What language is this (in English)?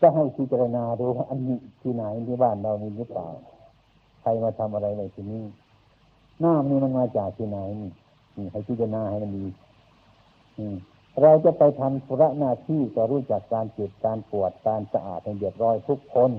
Thai